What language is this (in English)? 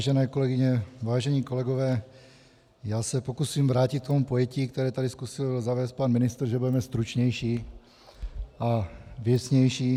Czech